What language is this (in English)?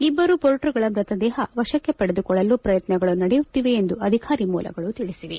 Kannada